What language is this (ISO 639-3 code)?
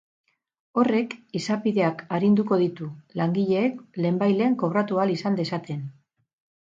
eus